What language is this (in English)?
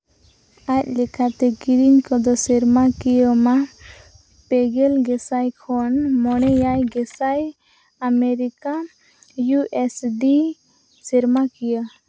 Santali